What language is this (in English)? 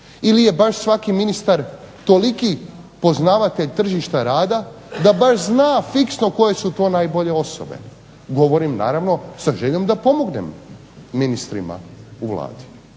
Croatian